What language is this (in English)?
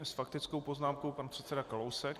Czech